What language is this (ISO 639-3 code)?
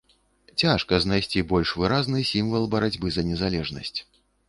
bel